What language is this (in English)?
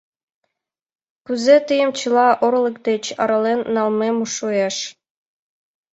Mari